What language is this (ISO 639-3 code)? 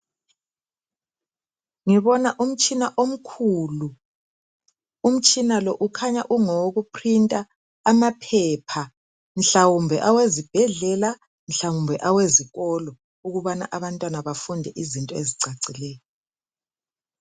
nde